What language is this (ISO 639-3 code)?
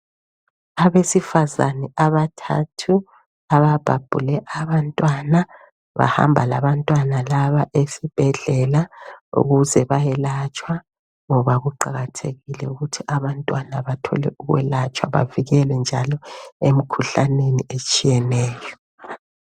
nde